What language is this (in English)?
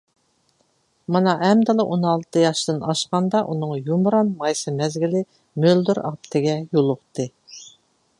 Uyghur